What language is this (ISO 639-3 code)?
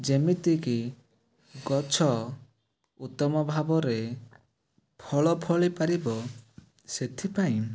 ori